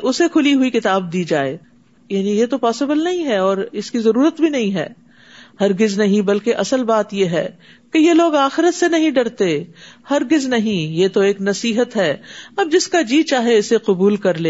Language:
Urdu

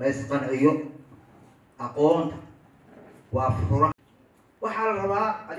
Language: Arabic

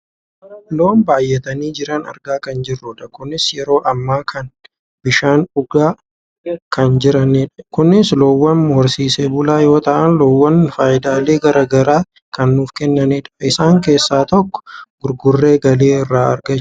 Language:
Oromo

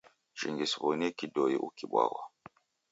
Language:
Taita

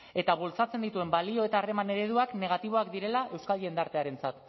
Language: Basque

